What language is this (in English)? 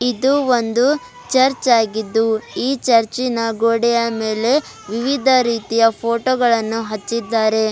Kannada